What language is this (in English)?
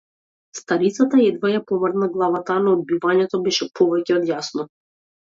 Macedonian